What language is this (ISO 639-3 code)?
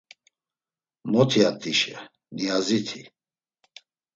lzz